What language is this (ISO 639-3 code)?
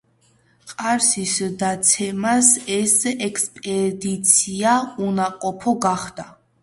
kat